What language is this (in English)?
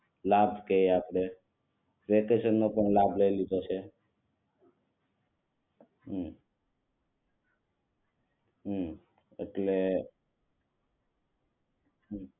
Gujarati